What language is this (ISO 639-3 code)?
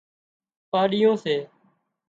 kxp